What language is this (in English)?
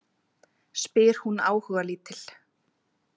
Icelandic